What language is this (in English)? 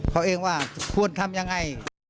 Thai